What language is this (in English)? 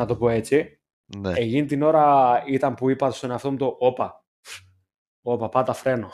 Greek